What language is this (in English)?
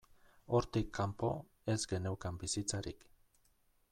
Basque